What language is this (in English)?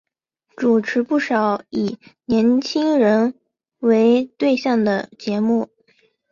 Chinese